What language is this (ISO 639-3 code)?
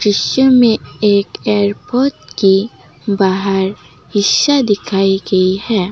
hin